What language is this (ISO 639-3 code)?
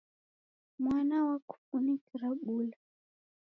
dav